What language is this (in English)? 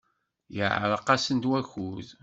Kabyle